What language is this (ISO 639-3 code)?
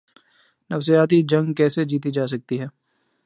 urd